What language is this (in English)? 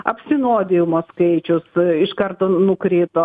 Lithuanian